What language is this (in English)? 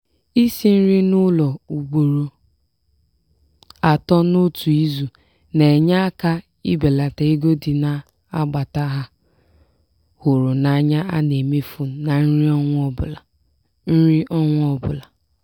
Igbo